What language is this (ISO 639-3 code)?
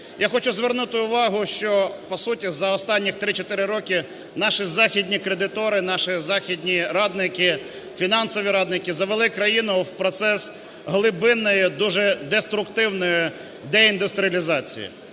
ukr